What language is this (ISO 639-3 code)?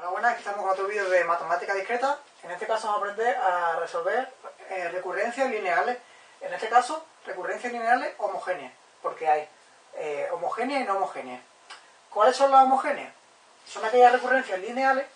spa